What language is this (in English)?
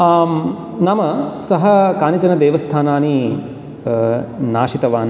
Sanskrit